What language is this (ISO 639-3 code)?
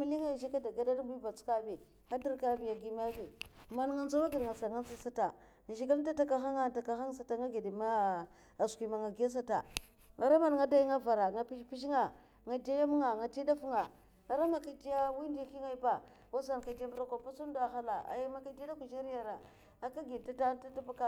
maf